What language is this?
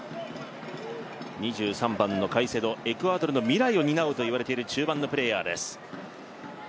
Japanese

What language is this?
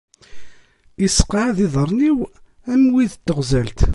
Kabyle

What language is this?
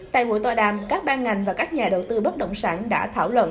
Vietnamese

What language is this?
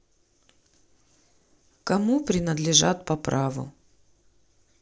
Russian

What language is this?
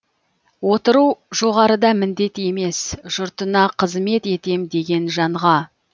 Kazakh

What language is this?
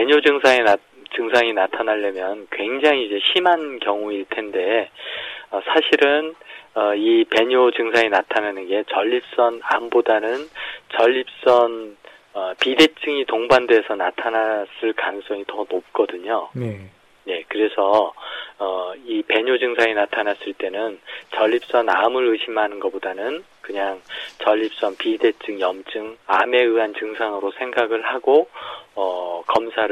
Korean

